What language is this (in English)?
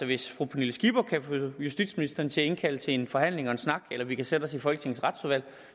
Danish